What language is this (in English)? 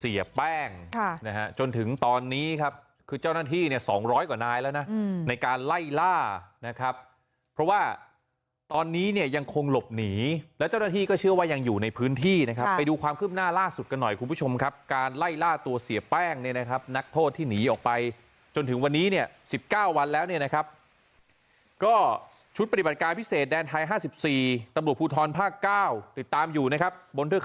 Thai